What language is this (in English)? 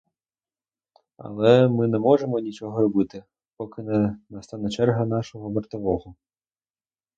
Ukrainian